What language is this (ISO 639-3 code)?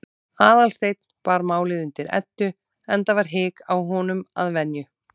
isl